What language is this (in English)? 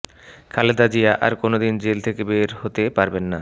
Bangla